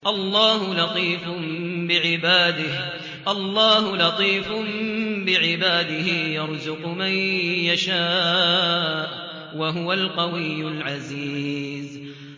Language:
Arabic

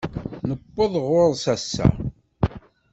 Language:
Kabyle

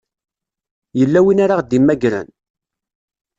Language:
Kabyle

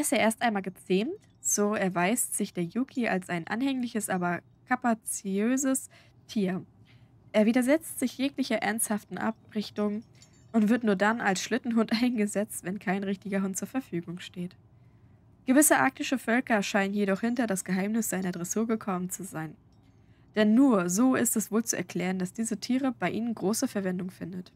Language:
German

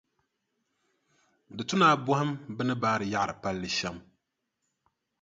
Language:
Dagbani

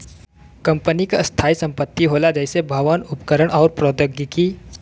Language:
Bhojpuri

